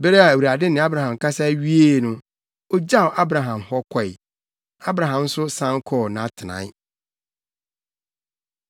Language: Akan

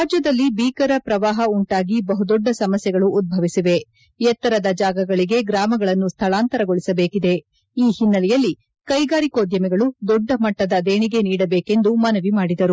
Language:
Kannada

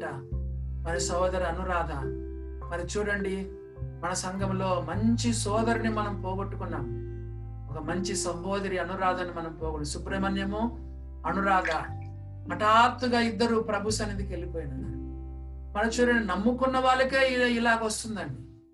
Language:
Telugu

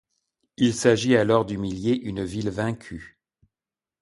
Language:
French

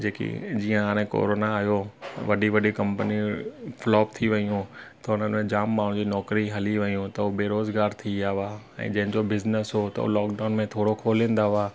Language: Sindhi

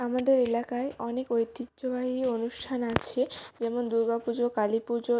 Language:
Bangla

